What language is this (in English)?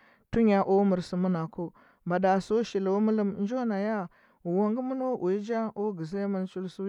Huba